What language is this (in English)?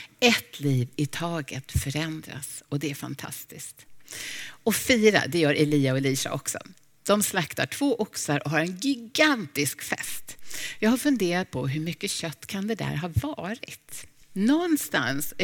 Swedish